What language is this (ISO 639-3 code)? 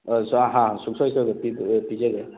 mni